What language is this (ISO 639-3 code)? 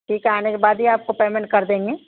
urd